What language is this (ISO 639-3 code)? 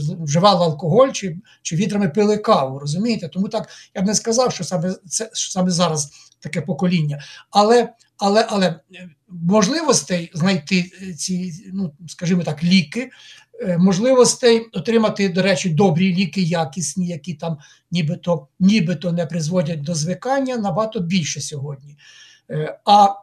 ukr